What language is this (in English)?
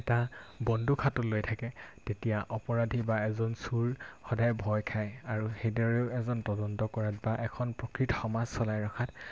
Assamese